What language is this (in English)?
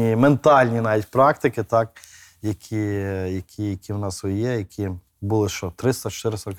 Ukrainian